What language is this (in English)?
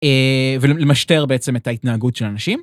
Hebrew